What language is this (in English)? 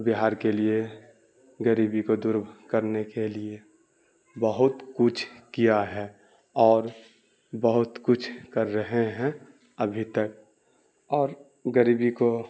Urdu